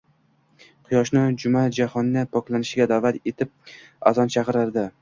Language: Uzbek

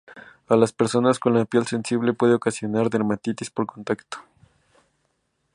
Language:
Spanish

